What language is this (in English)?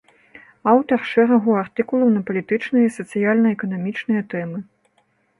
Belarusian